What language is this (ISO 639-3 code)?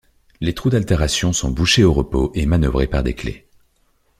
fra